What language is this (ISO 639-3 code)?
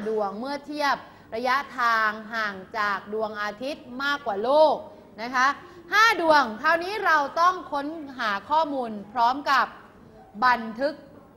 tha